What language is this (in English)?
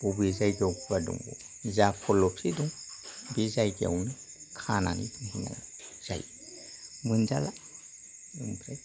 Bodo